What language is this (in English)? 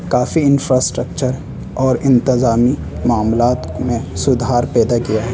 Urdu